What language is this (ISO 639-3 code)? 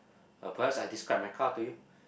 eng